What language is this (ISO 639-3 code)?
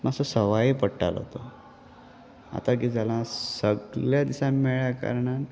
kok